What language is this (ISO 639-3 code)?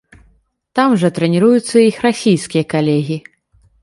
bel